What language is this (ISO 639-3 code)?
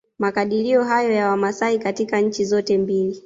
swa